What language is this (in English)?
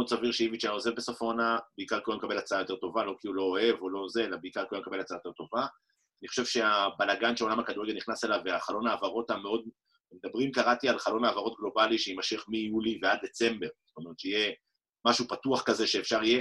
Hebrew